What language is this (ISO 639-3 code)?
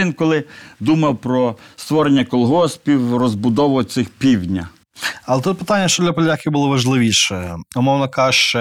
ukr